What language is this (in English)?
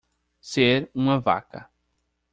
Portuguese